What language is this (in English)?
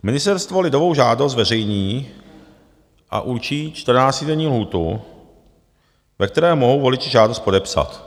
Czech